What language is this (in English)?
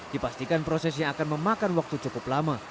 Indonesian